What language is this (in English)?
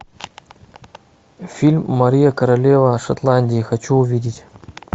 Russian